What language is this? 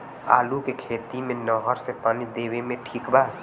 Bhojpuri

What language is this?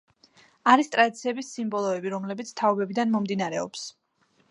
Georgian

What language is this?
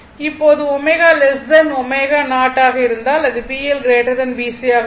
Tamil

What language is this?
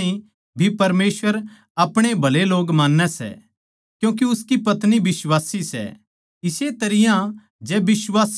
Haryanvi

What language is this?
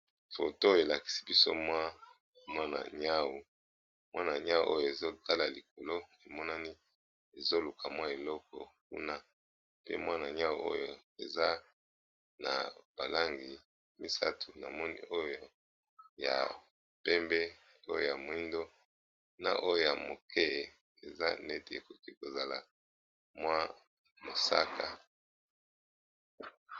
Lingala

